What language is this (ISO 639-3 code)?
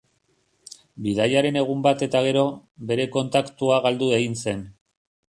eus